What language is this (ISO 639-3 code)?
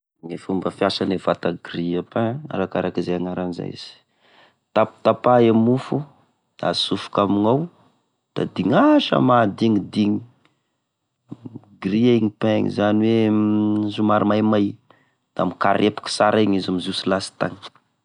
tkg